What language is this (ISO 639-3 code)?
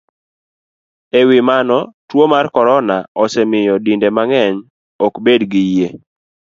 luo